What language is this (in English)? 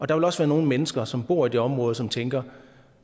Danish